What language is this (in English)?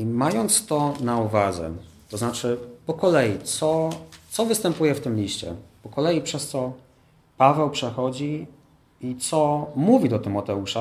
Polish